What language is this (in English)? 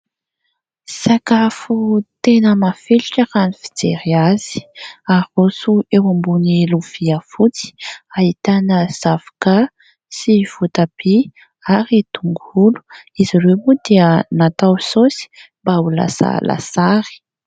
Malagasy